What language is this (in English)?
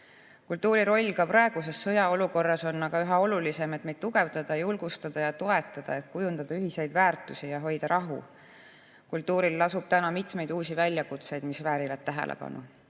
Estonian